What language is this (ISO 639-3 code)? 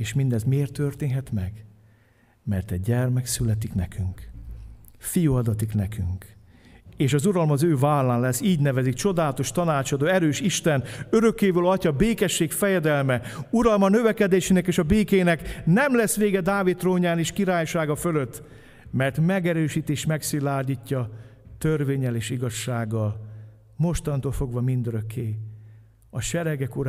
hun